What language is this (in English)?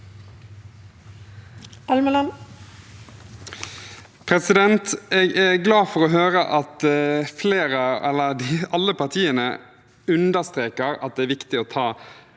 Norwegian